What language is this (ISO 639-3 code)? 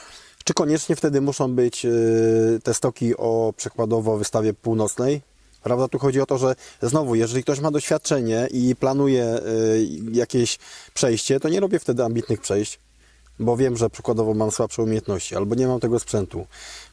pol